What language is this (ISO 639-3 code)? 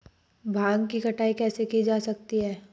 hin